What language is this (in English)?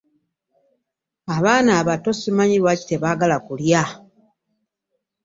Ganda